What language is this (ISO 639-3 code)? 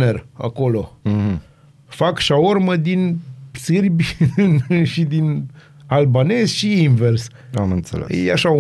ron